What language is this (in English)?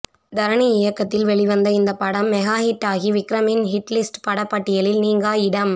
Tamil